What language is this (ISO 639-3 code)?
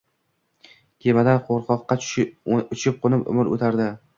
uzb